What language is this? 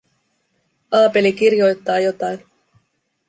Finnish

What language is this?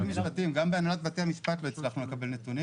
Hebrew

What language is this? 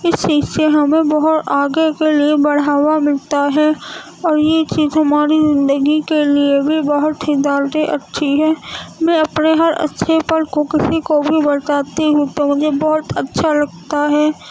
Urdu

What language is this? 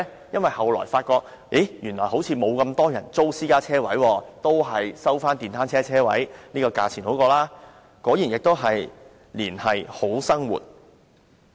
Cantonese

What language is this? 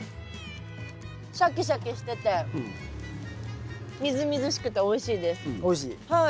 Japanese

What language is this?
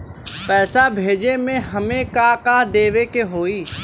Bhojpuri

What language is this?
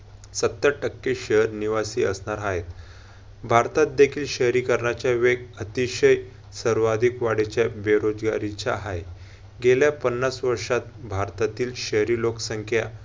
Marathi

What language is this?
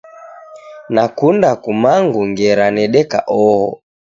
Taita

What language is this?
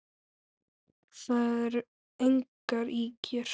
Icelandic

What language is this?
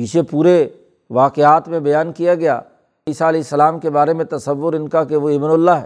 Urdu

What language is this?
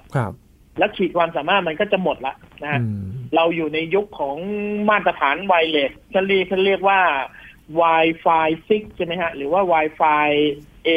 Thai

